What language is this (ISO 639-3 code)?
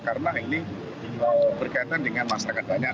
ind